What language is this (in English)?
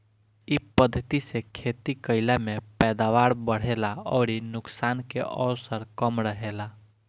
Bhojpuri